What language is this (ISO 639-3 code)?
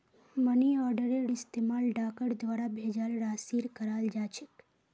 mag